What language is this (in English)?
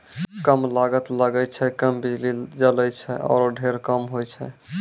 Maithili